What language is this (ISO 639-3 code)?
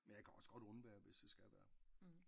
dan